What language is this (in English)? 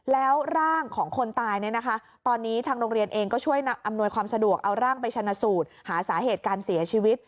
Thai